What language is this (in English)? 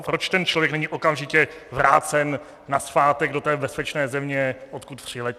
Czech